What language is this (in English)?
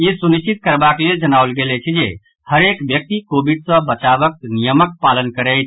Maithili